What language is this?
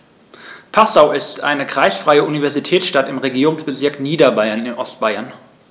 German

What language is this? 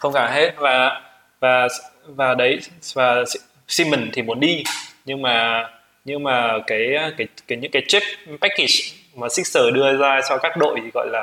Vietnamese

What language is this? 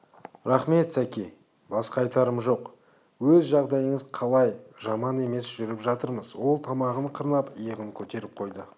Kazakh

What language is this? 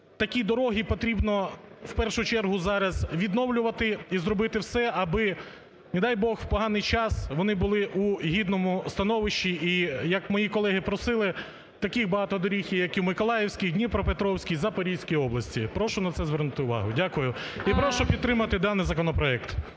Ukrainian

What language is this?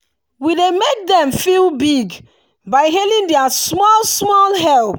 Nigerian Pidgin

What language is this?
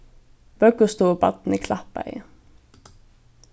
Faroese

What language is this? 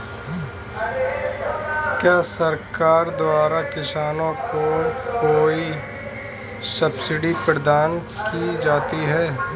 Hindi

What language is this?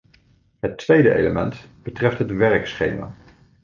Dutch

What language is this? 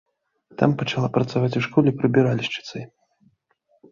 Belarusian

